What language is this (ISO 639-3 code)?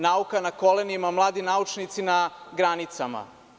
srp